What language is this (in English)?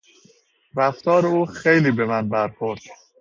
Persian